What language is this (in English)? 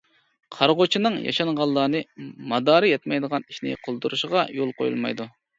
Uyghur